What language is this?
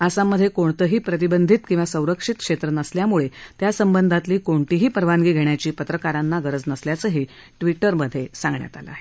Marathi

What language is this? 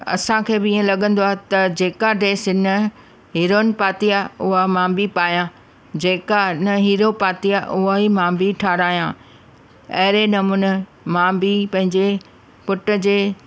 Sindhi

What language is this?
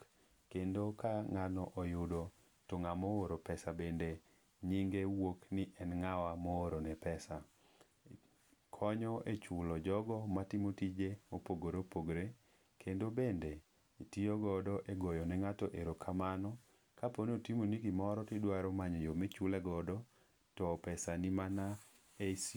Luo (Kenya and Tanzania)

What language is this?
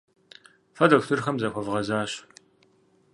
Kabardian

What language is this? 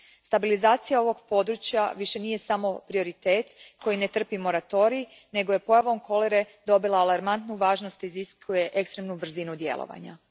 Croatian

